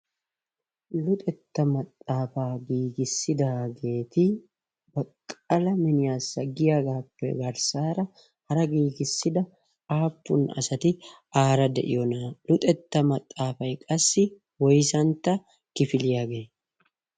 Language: Wolaytta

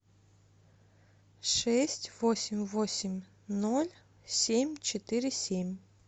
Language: Russian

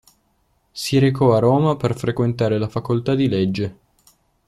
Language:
Italian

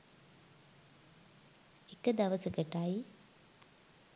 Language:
Sinhala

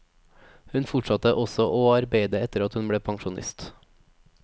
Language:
Norwegian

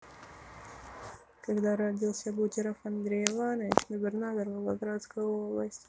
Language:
Russian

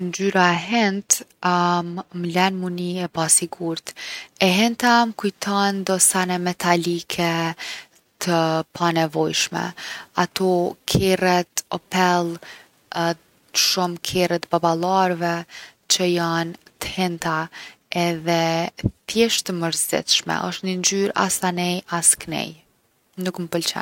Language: Gheg Albanian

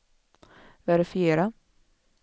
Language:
Swedish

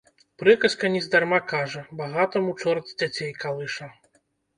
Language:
Belarusian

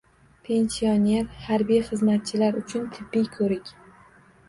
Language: Uzbek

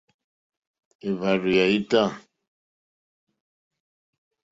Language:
Mokpwe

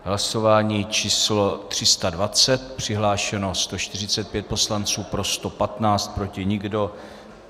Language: Czech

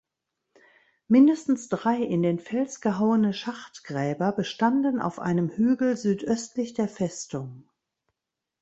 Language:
German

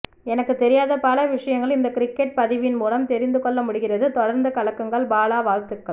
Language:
Tamil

